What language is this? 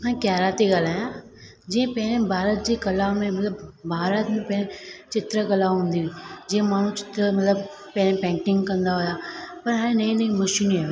Sindhi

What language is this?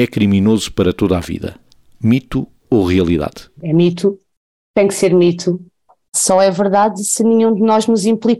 Portuguese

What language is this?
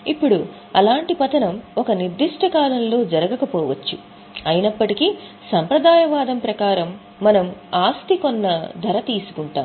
Telugu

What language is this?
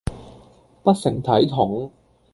Cantonese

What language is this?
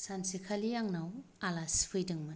Bodo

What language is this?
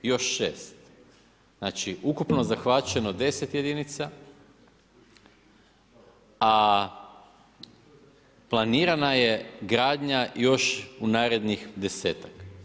Croatian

